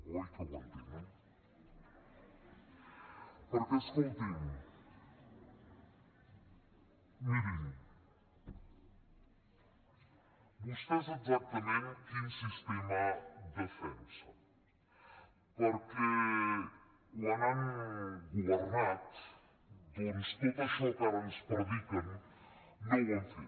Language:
Catalan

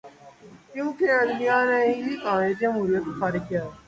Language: Urdu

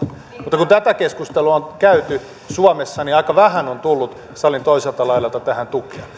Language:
Finnish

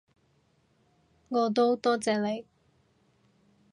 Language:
Cantonese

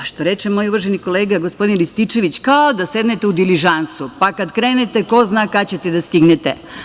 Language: Serbian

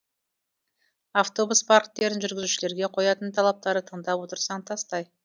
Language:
Kazakh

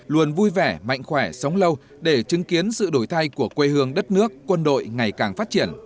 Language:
Vietnamese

